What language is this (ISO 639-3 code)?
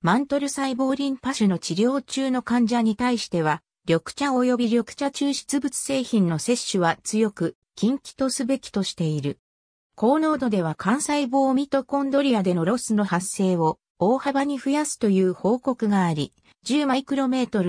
jpn